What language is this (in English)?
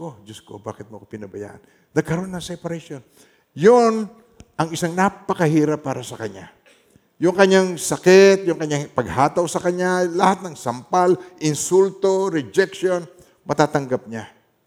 Filipino